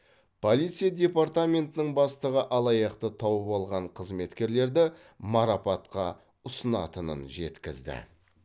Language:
Kazakh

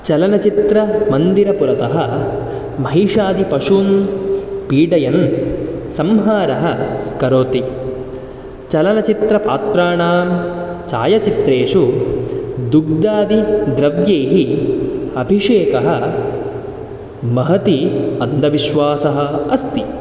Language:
Sanskrit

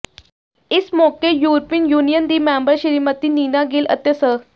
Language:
Punjabi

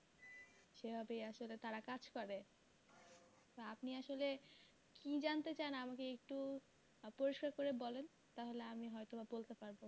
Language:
Bangla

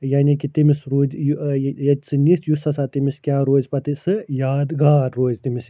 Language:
Kashmiri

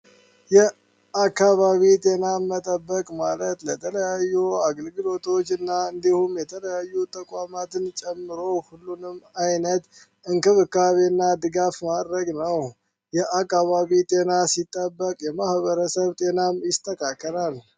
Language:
Amharic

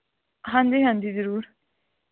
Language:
Punjabi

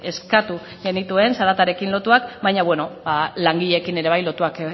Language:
Basque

